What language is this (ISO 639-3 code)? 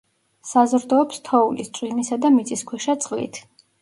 kat